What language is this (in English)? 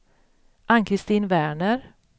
Swedish